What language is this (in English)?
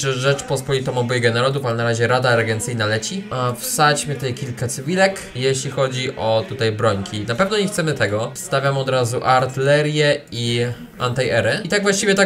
Polish